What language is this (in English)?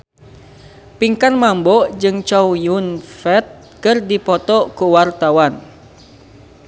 Sundanese